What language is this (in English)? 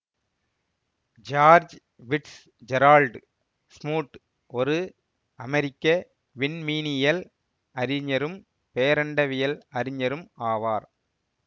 Tamil